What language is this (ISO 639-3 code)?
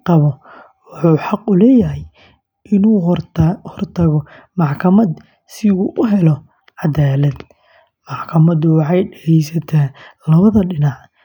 som